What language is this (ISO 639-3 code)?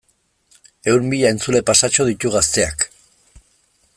eus